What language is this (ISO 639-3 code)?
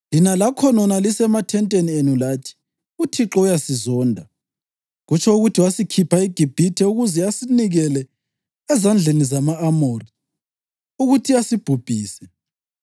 nde